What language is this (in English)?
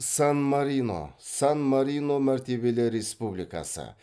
Kazakh